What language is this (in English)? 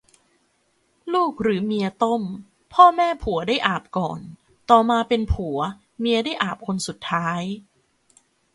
Thai